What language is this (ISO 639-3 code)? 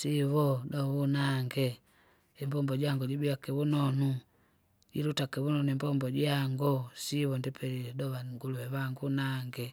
zga